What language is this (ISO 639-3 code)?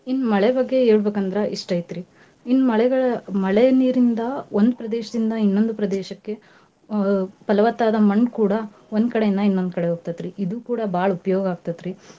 kan